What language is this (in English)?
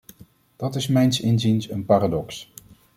Dutch